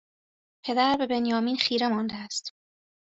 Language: Persian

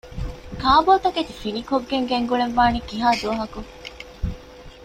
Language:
Divehi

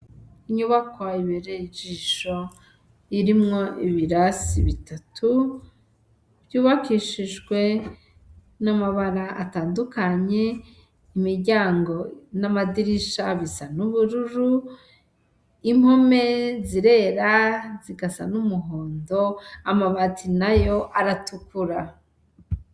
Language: Rundi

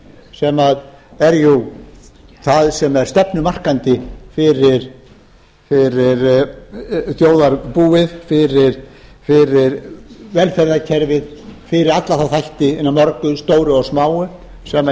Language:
Icelandic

